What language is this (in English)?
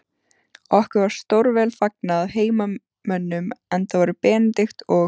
Icelandic